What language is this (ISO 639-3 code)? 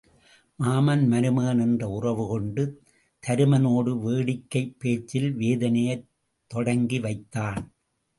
tam